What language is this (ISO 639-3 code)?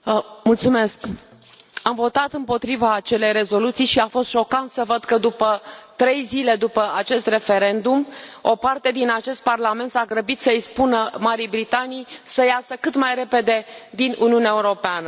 ron